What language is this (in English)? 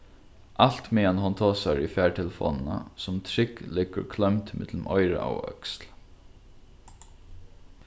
Faroese